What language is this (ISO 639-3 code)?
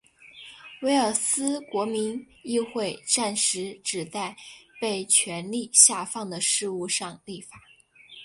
zho